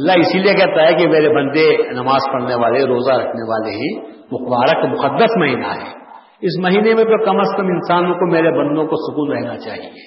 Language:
Urdu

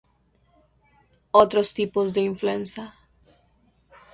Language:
Spanish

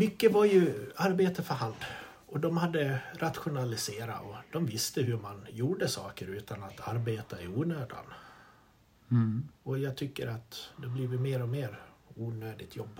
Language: Swedish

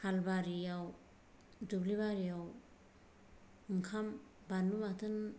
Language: Bodo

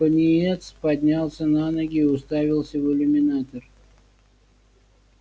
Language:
Russian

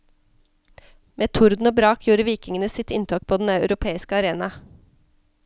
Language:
Norwegian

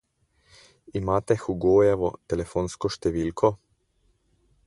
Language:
Slovenian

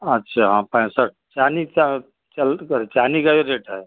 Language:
Hindi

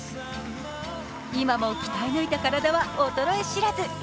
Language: Japanese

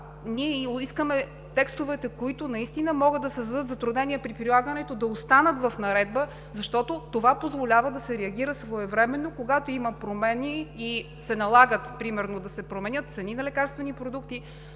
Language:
Bulgarian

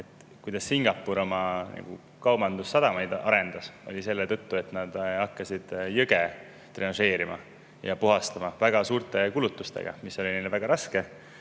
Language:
Estonian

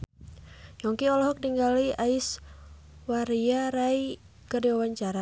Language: Sundanese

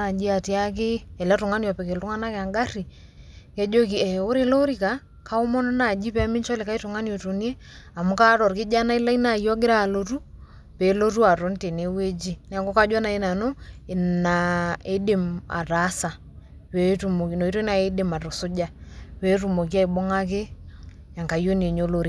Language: Masai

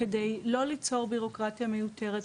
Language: Hebrew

